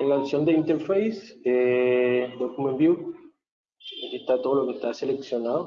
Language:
Spanish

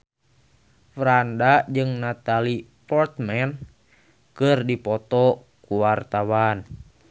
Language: Sundanese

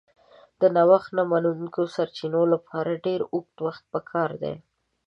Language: Pashto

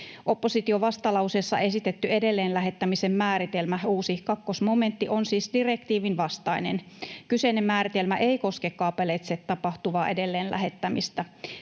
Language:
Finnish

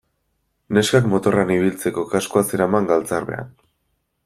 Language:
Basque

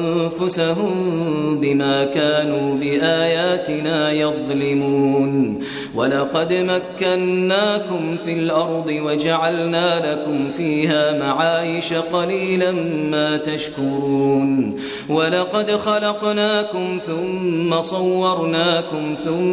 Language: Arabic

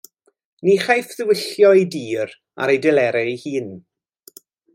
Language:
Welsh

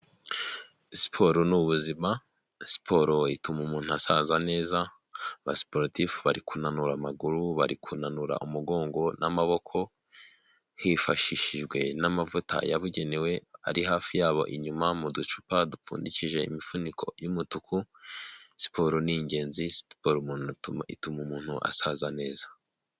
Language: Kinyarwanda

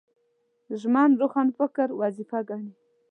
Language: Pashto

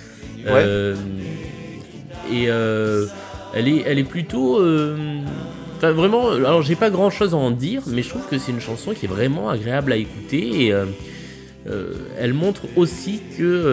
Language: French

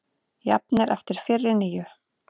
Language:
Icelandic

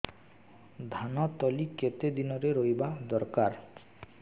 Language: Odia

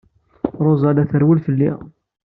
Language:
Kabyle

